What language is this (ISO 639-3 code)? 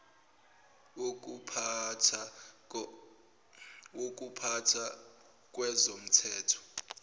zul